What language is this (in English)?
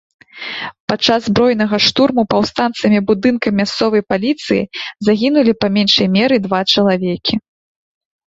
Belarusian